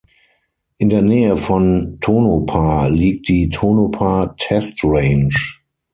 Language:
German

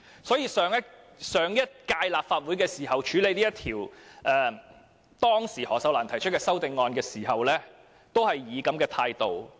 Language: Cantonese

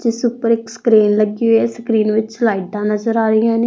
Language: Punjabi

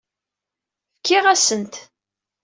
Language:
Kabyle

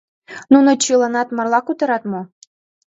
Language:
Mari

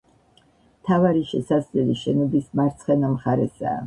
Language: Georgian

